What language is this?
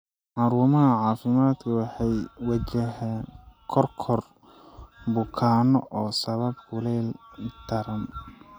Somali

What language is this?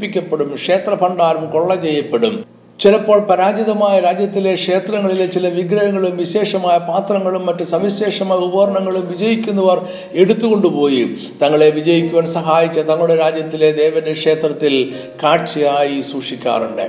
Malayalam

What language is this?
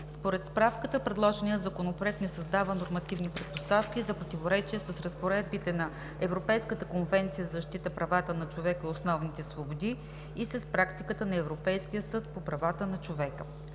Bulgarian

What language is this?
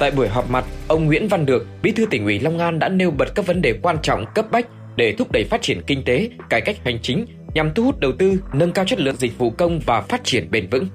Vietnamese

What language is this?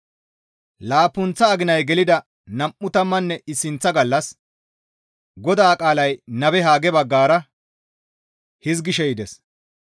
Gamo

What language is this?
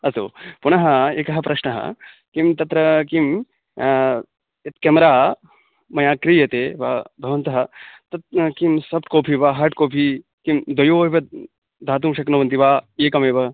Sanskrit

